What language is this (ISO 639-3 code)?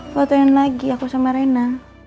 ind